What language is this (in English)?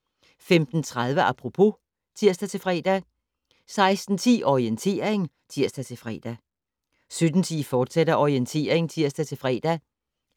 Danish